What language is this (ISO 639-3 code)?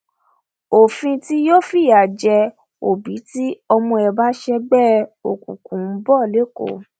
yor